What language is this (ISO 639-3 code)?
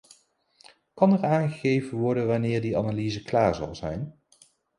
nld